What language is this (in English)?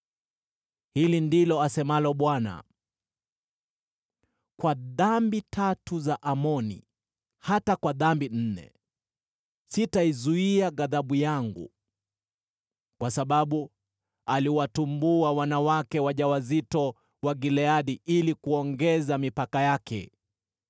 Swahili